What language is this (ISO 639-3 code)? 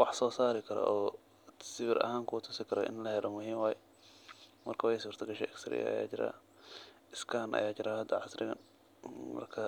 som